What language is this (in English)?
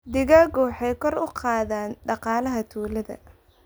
Somali